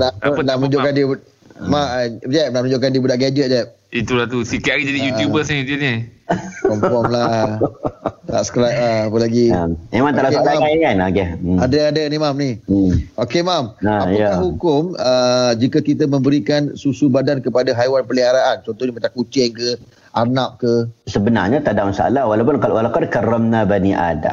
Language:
Malay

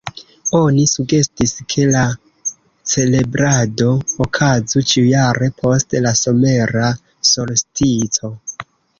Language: Esperanto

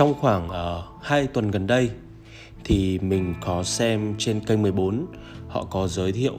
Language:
Vietnamese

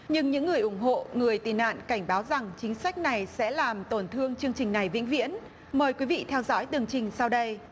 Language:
Vietnamese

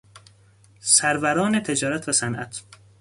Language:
Persian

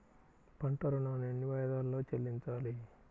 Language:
Telugu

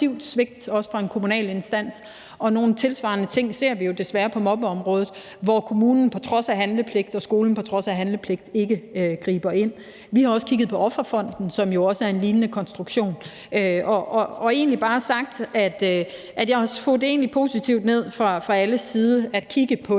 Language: Danish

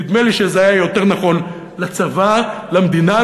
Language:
Hebrew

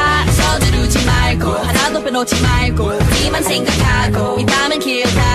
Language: Korean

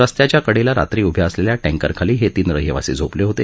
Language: Marathi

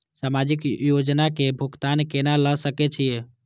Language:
Maithili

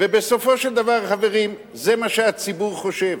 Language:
Hebrew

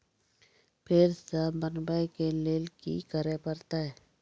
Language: Maithili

